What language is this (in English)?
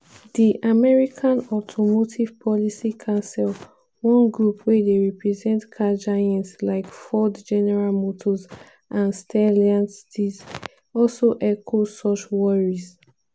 Nigerian Pidgin